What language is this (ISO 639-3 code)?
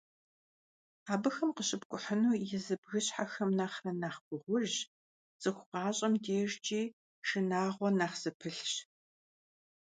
kbd